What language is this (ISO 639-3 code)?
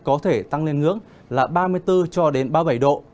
vie